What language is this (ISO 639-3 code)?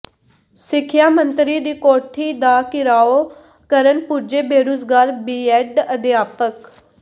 pan